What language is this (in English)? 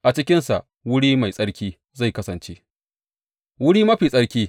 Hausa